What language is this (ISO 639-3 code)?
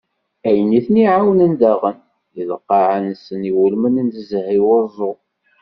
kab